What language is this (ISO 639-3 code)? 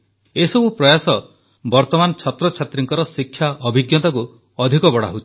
ori